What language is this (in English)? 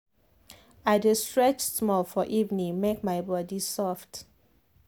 Nigerian Pidgin